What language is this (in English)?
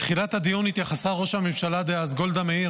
Hebrew